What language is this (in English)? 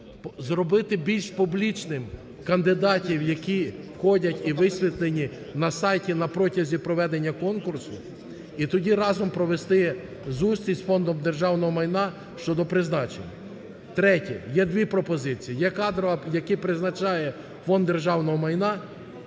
Ukrainian